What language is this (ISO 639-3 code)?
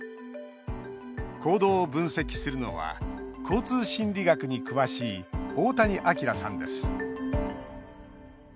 jpn